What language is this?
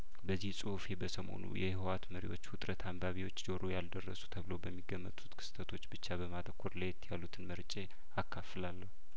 Amharic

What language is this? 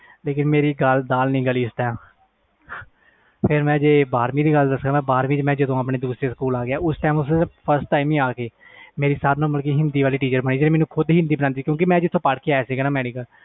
Punjabi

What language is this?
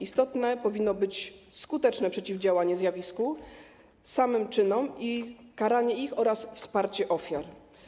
Polish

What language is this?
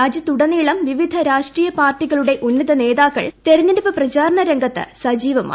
Malayalam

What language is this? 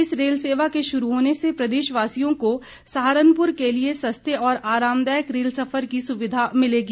Hindi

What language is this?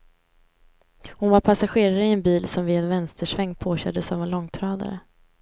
Swedish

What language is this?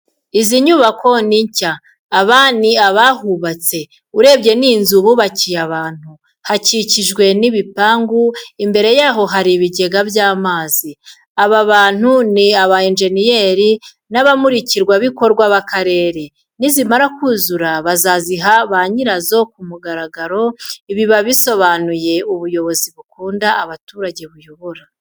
Kinyarwanda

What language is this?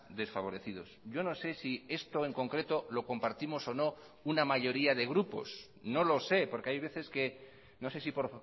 Spanish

